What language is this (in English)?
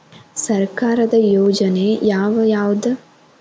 Kannada